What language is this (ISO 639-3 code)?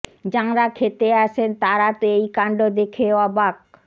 ben